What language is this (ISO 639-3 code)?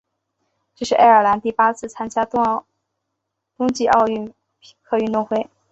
zho